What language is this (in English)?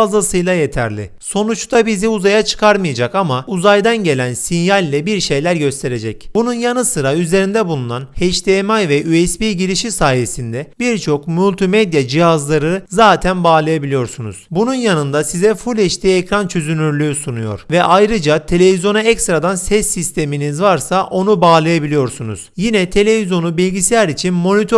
Turkish